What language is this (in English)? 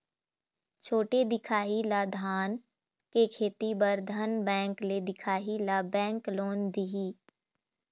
Chhattisgarhi